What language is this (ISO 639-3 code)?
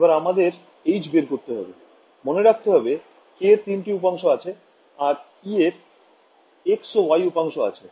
ben